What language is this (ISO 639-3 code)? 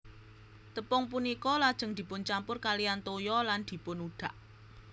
jav